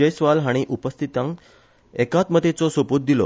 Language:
Konkani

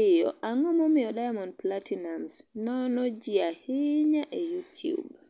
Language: Luo (Kenya and Tanzania)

